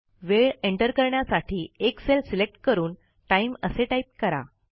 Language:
Marathi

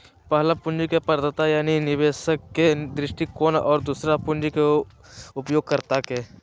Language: Magahi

